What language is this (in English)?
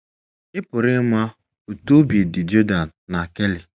Igbo